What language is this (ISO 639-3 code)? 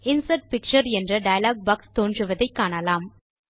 tam